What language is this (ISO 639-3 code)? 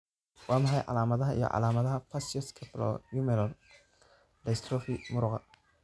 som